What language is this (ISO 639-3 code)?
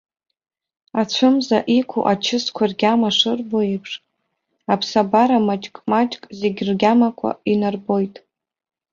abk